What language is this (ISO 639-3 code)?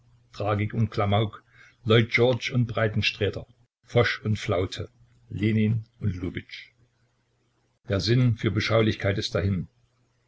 deu